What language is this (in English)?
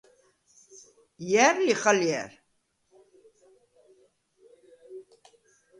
Svan